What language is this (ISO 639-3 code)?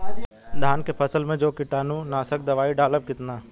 bho